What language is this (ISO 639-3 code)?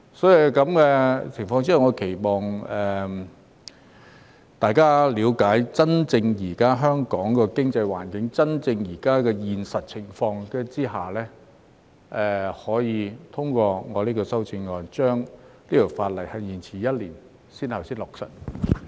yue